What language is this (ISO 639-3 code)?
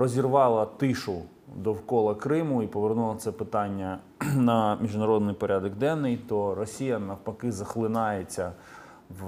ukr